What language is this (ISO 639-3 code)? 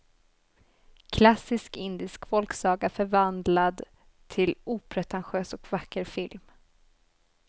swe